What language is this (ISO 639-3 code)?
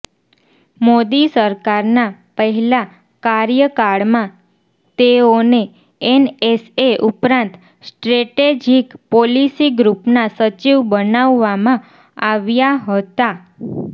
guj